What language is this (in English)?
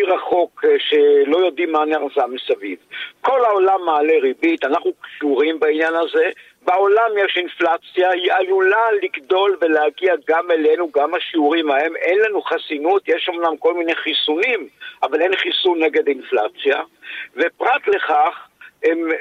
Hebrew